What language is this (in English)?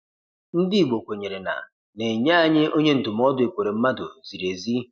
Igbo